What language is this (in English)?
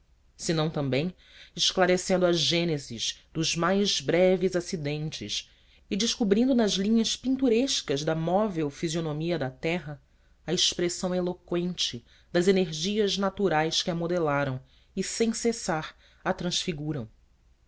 Portuguese